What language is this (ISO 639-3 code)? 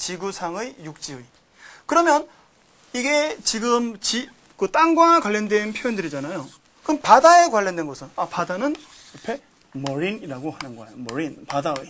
kor